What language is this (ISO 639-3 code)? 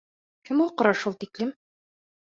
bak